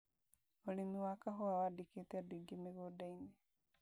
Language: Kikuyu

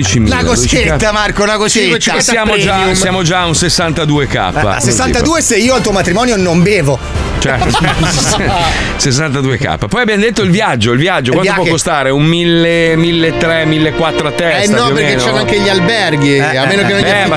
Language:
Italian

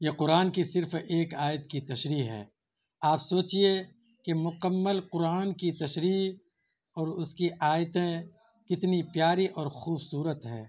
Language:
Urdu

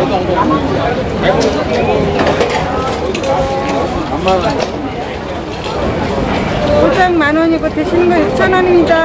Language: Korean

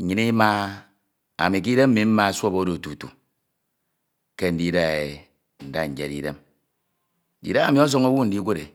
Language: Ito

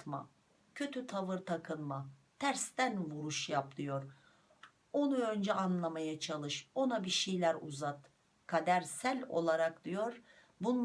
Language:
Turkish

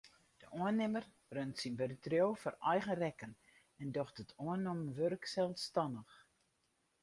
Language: Western Frisian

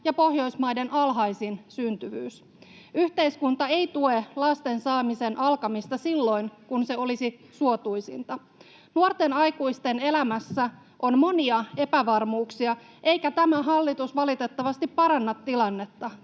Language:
Finnish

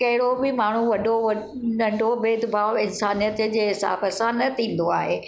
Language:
Sindhi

